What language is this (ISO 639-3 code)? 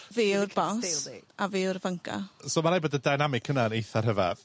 cym